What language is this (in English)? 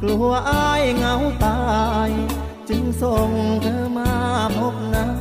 Thai